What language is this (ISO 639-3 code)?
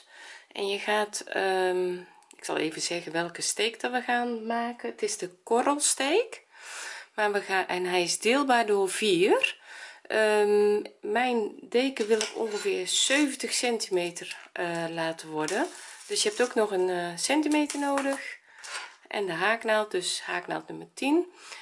nld